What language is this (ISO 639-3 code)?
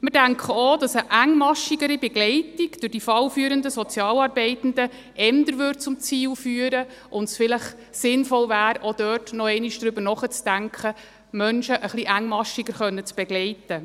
gsw